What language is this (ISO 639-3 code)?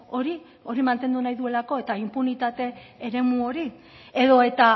eus